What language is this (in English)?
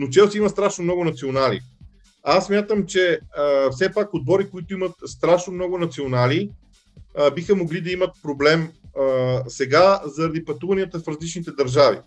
Bulgarian